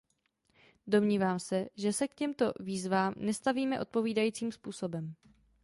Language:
Czech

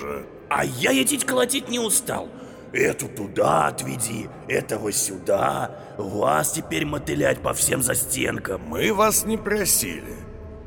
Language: Russian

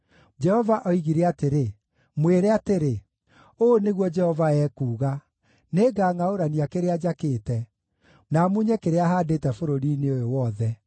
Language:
Kikuyu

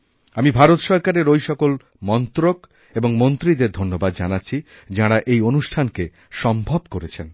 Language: Bangla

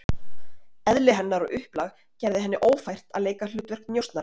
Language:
Icelandic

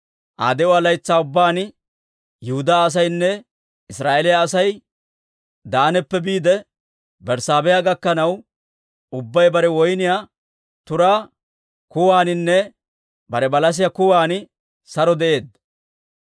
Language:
Dawro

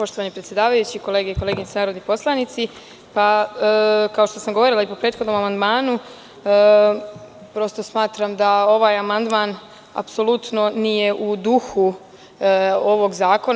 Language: Serbian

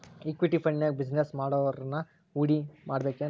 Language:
Kannada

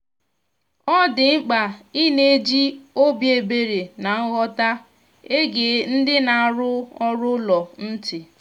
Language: Igbo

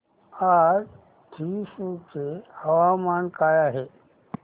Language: Marathi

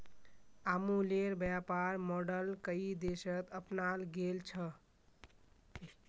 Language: Magahi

